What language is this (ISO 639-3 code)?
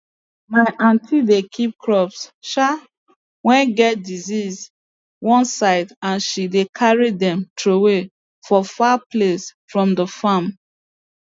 pcm